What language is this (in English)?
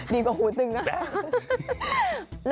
Thai